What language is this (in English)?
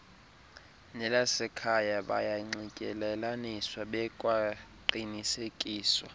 Xhosa